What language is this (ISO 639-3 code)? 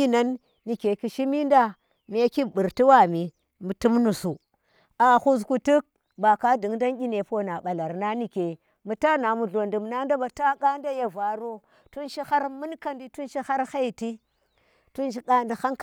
ttr